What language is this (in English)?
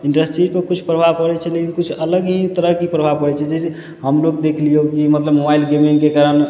Maithili